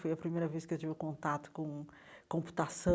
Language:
Portuguese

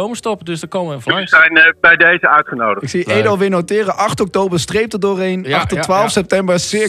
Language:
Dutch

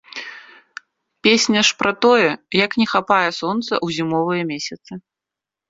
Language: Belarusian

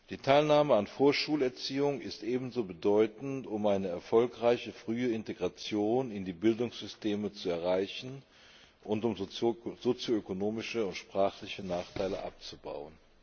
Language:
German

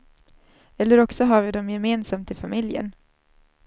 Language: Swedish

